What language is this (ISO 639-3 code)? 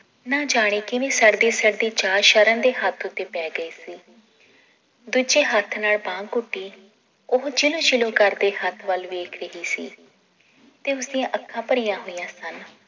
pan